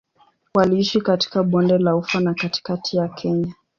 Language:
Swahili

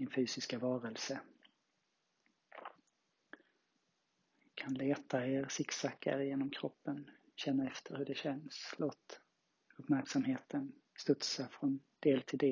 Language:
Swedish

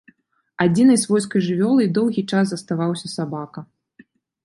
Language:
Belarusian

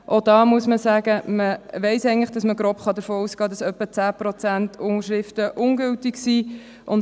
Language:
Swiss German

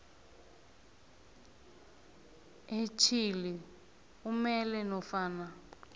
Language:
South Ndebele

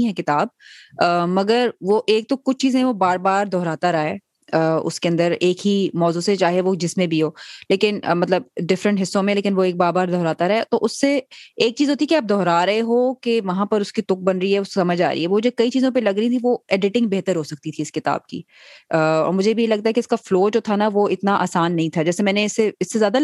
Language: Urdu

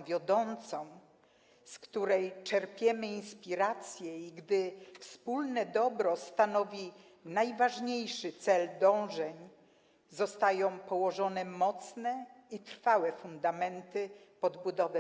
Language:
Polish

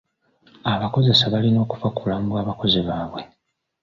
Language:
Ganda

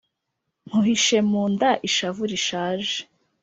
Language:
Kinyarwanda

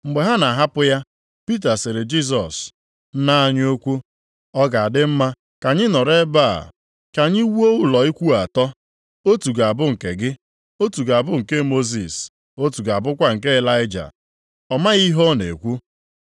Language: Igbo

